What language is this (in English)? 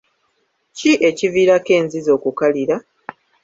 Ganda